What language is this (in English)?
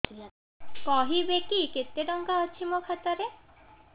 Odia